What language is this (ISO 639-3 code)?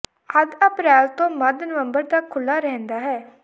pan